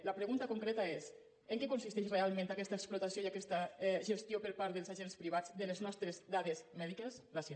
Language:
Catalan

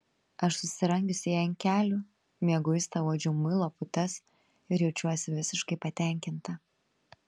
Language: Lithuanian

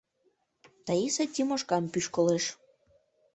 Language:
Mari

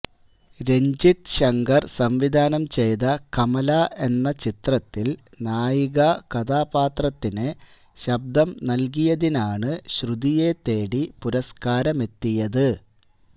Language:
Malayalam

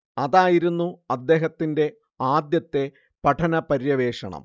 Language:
Malayalam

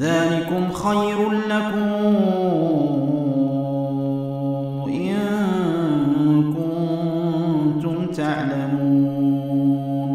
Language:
Arabic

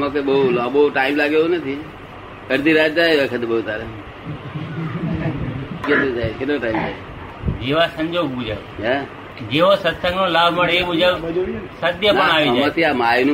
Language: Gujarati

